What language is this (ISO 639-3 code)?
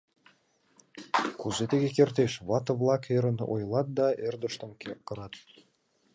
chm